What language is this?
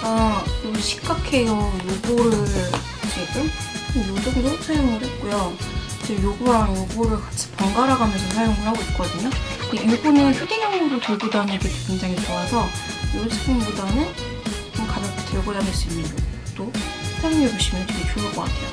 Korean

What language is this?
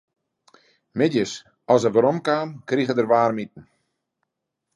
Western Frisian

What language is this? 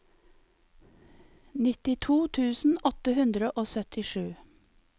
Norwegian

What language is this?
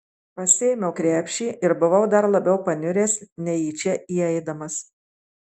Lithuanian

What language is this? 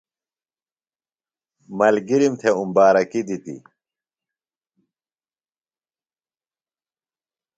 Phalura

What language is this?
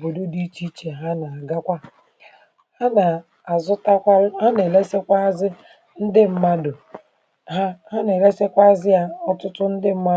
Igbo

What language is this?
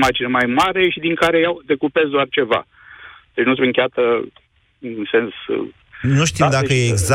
Romanian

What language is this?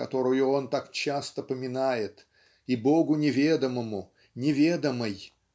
Russian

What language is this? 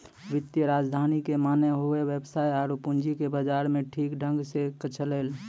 Maithili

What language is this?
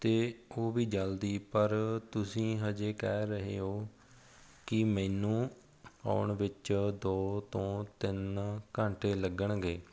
Punjabi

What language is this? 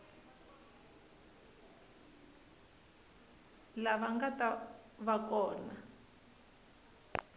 Tsonga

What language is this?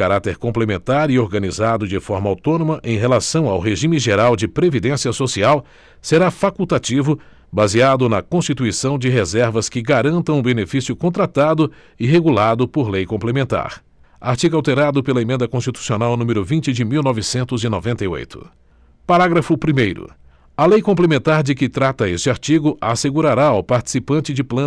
Portuguese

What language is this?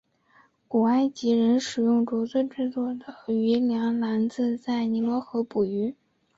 Chinese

